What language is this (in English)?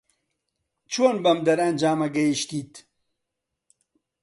Central Kurdish